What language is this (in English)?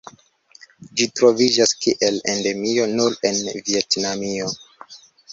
Esperanto